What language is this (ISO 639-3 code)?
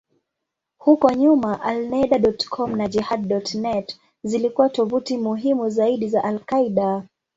swa